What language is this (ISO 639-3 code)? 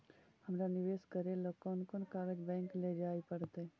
mag